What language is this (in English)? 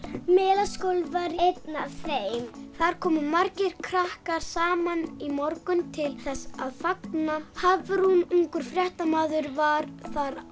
Icelandic